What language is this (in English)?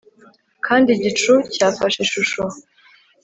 Kinyarwanda